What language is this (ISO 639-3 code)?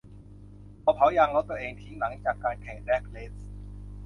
tha